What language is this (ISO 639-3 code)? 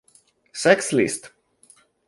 ita